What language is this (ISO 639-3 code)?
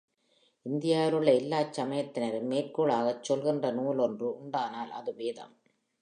tam